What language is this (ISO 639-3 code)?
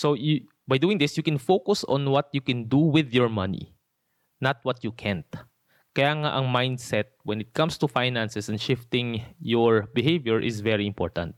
fil